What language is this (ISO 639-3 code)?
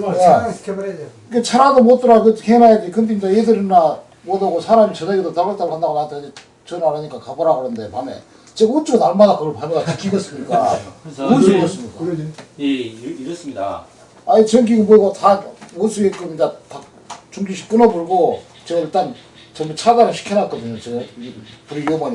kor